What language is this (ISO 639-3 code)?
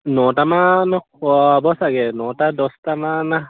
asm